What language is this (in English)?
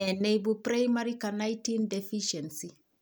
Kalenjin